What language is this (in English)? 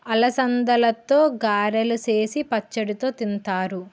Telugu